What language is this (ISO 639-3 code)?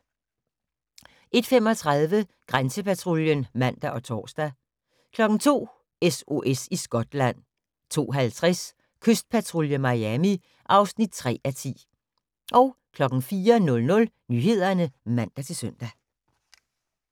dan